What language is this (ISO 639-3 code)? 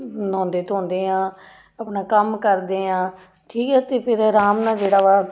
pan